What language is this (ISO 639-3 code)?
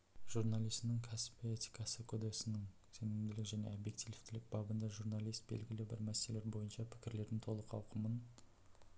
kaz